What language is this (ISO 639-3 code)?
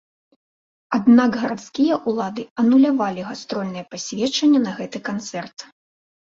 bel